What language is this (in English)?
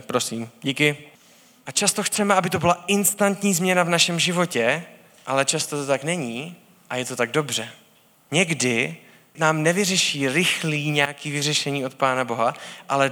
Czech